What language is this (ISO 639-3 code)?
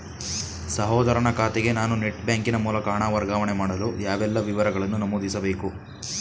kan